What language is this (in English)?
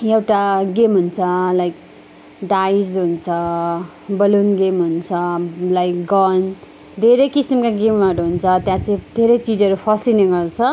Nepali